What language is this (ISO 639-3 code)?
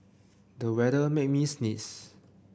eng